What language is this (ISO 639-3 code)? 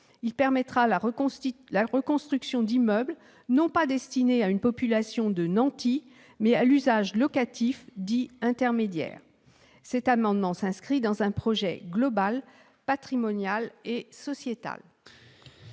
fra